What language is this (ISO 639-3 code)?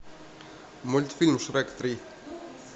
rus